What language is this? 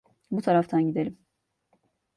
Turkish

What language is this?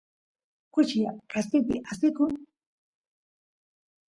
Santiago del Estero Quichua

